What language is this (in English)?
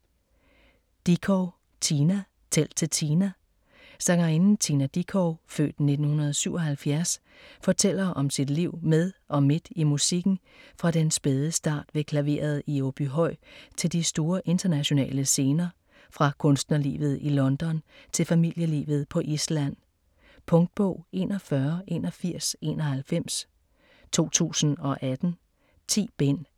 Danish